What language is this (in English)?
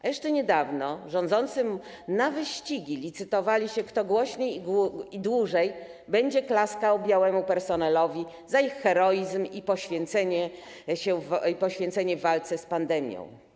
Polish